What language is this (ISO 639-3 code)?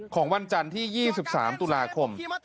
tha